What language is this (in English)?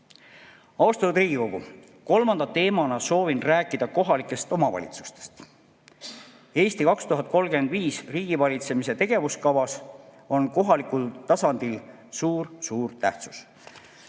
Estonian